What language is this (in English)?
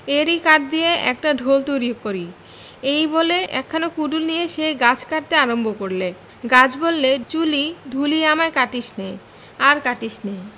Bangla